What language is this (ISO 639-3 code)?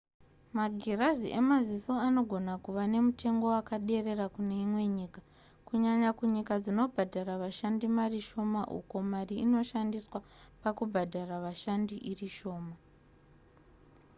sna